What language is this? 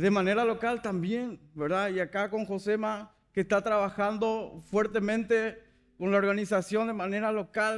Spanish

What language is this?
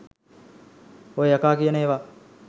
Sinhala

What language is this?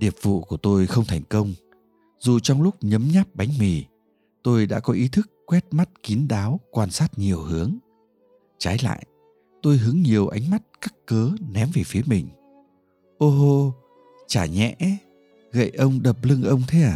Vietnamese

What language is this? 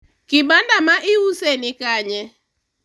Luo (Kenya and Tanzania)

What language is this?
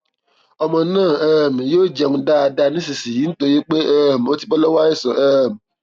Yoruba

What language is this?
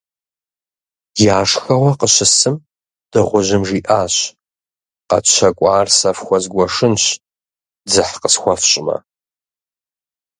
Kabardian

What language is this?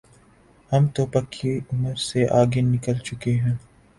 Urdu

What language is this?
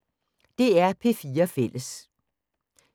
Danish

